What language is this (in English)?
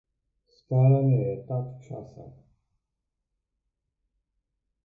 Slovenian